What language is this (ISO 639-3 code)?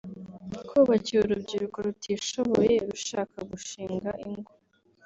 kin